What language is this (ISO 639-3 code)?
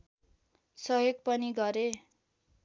nep